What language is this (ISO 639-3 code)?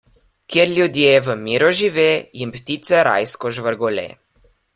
slv